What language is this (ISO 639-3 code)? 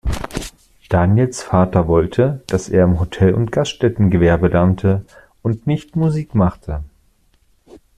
deu